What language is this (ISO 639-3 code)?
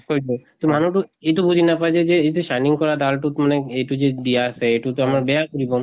asm